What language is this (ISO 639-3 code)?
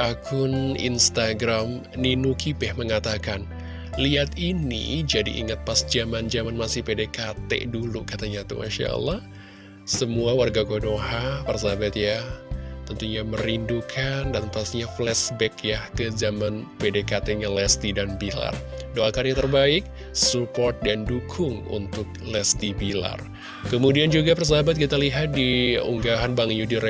ind